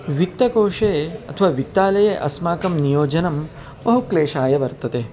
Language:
Sanskrit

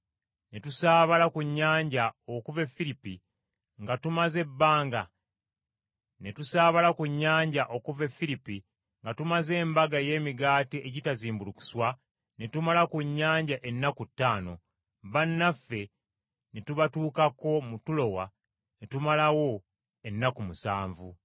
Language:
Ganda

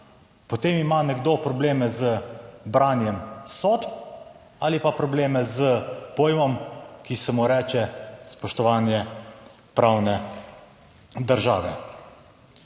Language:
Slovenian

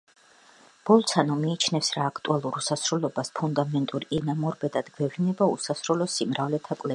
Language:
Georgian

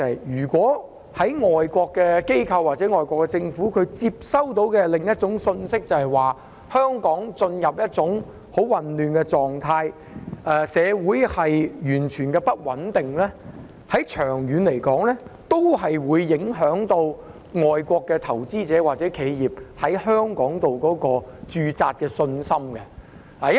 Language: Cantonese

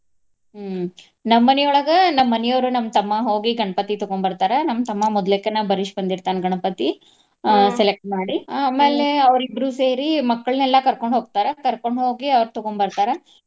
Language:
Kannada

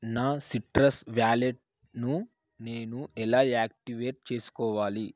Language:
Telugu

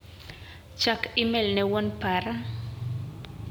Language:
Luo (Kenya and Tanzania)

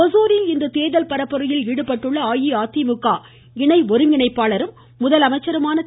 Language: Tamil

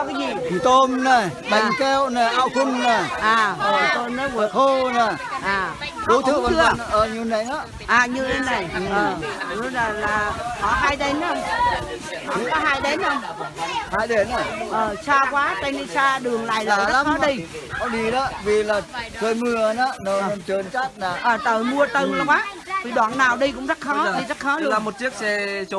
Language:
Vietnamese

